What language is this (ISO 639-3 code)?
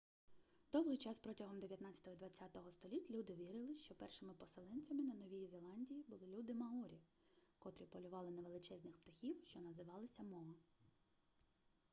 ukr